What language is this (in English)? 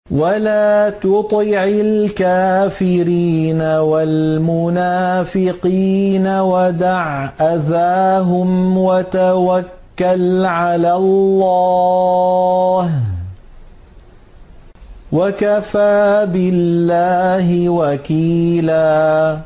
Arabic